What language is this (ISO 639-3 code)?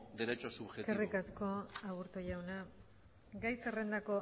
eus